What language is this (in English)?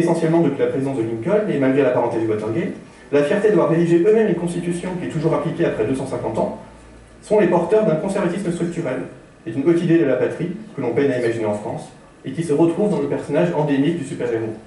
French